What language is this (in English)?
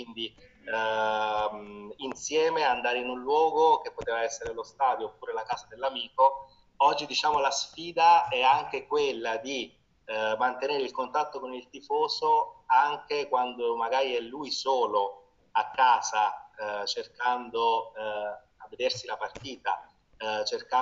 Italian